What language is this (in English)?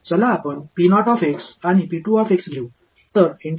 Tamil